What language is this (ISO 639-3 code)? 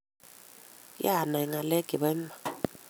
kln